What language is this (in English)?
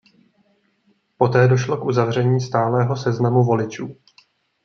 Czech